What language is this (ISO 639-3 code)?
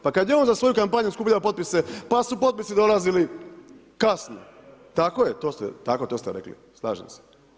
hrv